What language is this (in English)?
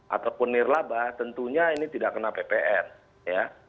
Indonesian